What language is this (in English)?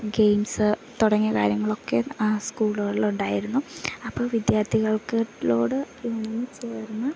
Malayalam